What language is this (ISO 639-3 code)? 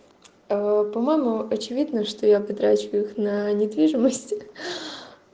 rus